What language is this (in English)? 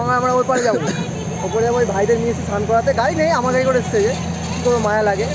Bangla